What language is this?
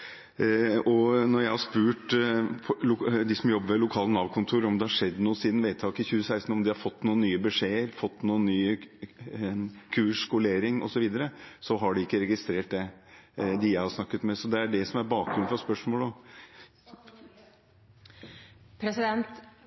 Norwegian Bokmål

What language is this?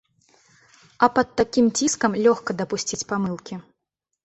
Belarusian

